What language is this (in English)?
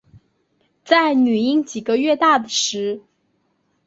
Chinese